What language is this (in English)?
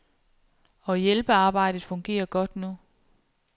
Danish